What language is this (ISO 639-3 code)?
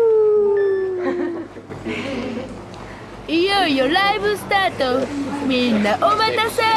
jpn